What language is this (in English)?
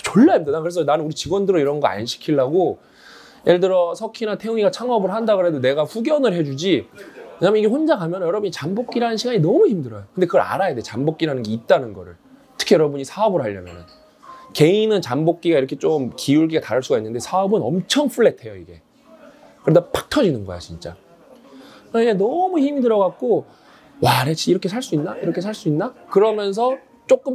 Korean